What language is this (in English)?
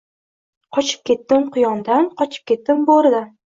Uzbek